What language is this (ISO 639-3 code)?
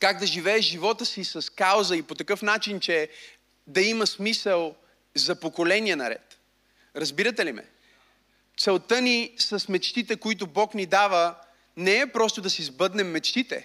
bul